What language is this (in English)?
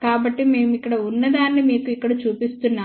Telugu